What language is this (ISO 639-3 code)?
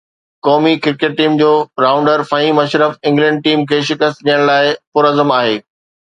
snd